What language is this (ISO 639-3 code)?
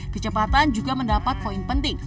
ind